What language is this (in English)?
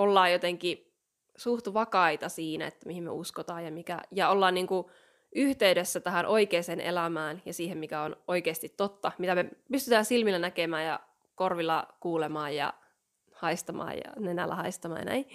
Finnish